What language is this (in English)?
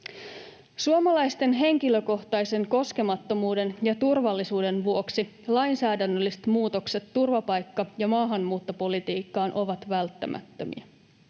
Finnish